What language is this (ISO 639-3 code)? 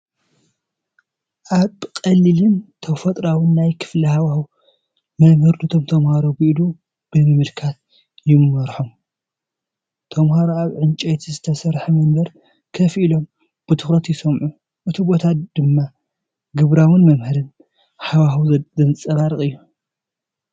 tir